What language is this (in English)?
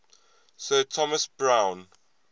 English